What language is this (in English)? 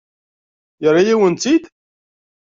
Kabyle